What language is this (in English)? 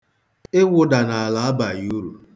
Igbo